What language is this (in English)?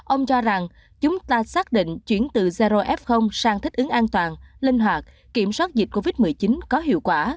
Vietnamese